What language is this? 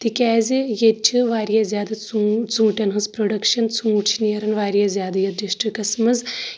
Kashmiri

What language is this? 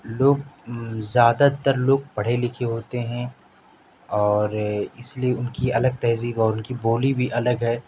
Urdu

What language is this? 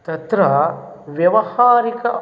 Sanskrit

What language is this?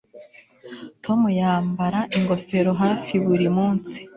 Kinyarwanda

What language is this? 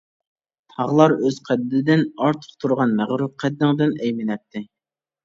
Uyghur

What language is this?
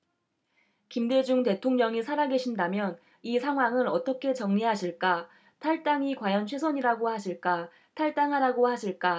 Korean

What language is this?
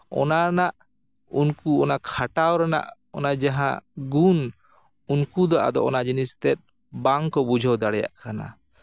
Santali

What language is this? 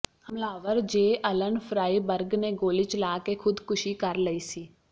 Punjabi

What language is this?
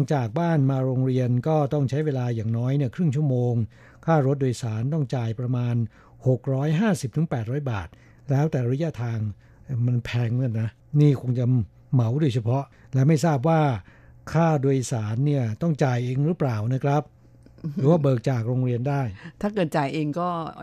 Thai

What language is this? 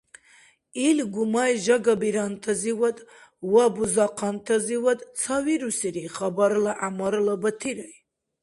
Dargwa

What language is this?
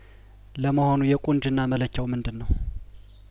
Amharic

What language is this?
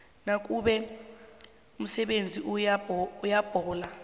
South Ndebele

